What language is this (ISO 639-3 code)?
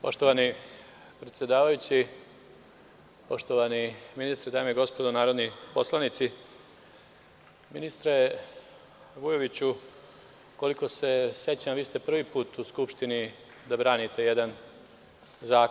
srp